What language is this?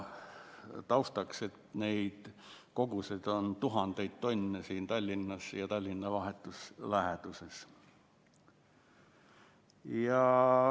Estonian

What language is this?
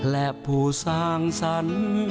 Thai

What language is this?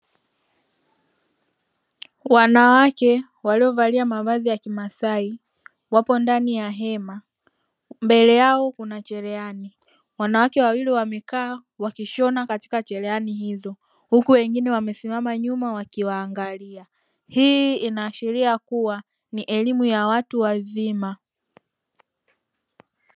Swahili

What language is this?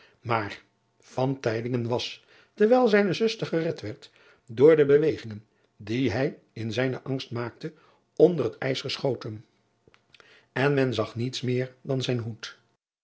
Dutch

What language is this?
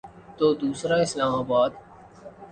Urdu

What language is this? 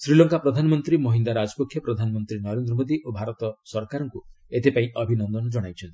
Odia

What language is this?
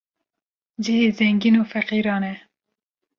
Kurdish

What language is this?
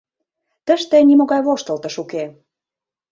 Mari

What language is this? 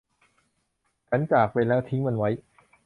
Thai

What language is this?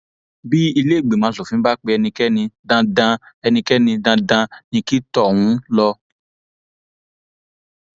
Yoruba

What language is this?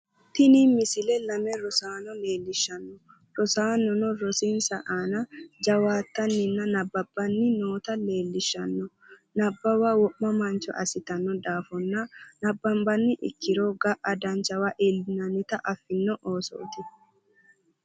Sidamo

